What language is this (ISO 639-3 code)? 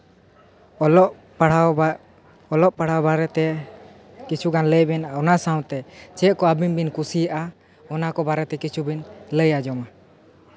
sat